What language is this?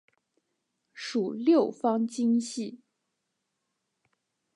Chinese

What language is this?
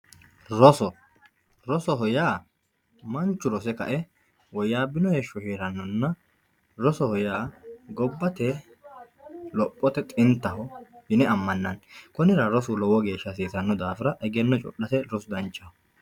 Sidamo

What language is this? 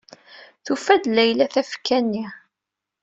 Kabyle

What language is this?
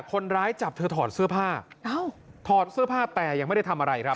Thai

